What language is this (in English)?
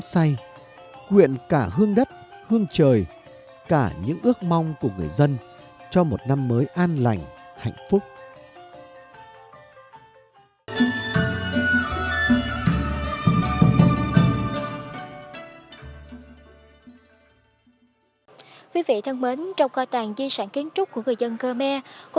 Vietnamese